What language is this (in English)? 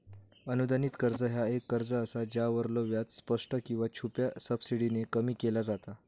Marathi